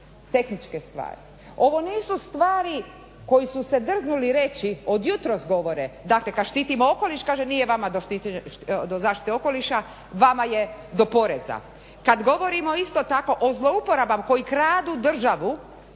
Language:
Croatian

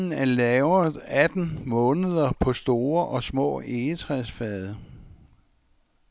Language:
Danish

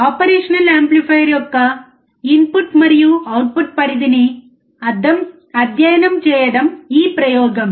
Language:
Telugu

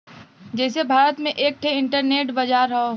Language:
Bhojpuri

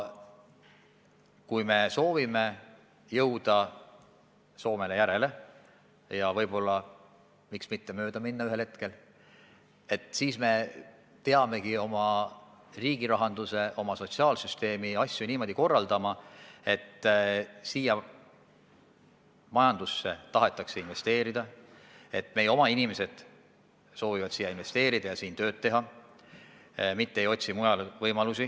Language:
Estonian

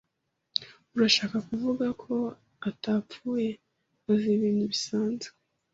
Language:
Kinyarwanda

